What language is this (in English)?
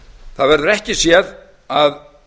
Icelandic